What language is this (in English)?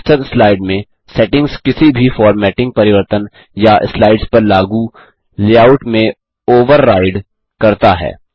Hindi